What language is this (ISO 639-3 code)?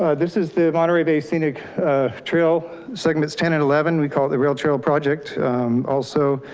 eng